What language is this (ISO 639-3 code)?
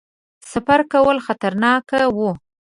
pus